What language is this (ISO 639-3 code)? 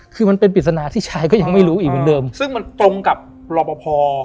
tha